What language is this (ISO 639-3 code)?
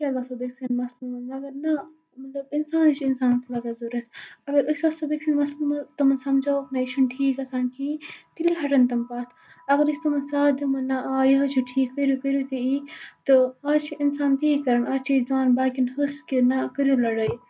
kas